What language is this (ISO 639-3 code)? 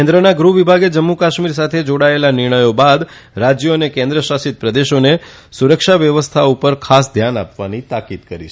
guj